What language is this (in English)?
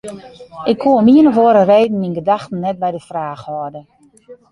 Western Frisian